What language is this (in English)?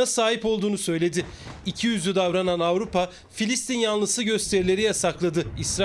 Turkish